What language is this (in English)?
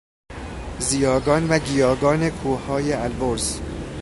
Persian